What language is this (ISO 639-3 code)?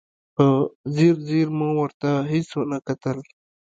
pus